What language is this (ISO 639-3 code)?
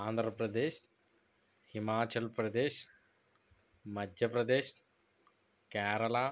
tel